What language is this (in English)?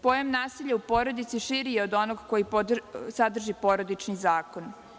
Serbian